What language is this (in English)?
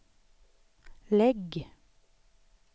Swedish